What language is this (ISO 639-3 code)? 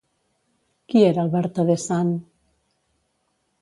cat